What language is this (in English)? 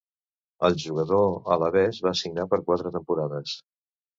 Catalan